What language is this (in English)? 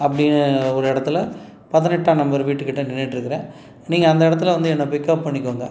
Tamil